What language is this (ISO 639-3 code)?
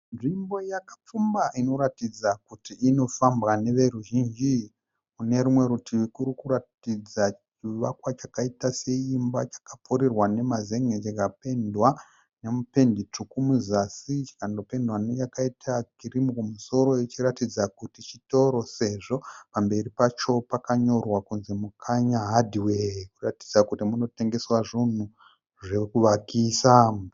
sna